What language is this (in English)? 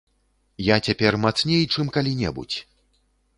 Belarusian